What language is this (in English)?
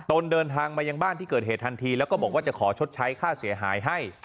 Thai